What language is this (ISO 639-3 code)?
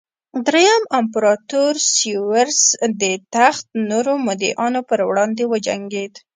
pus